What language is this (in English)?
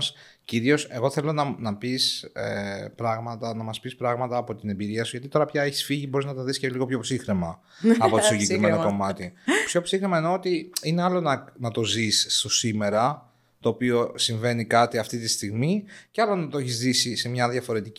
Greek